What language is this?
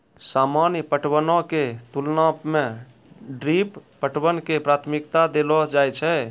Maithili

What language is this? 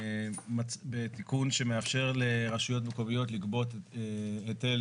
Hebrew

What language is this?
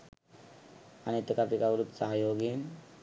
Sinhala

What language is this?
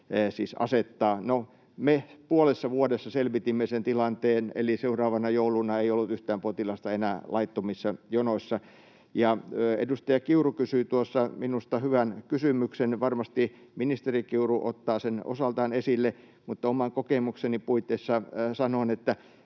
Finnish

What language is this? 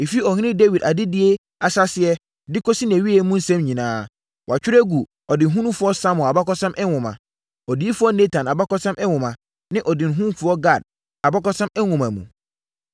Akan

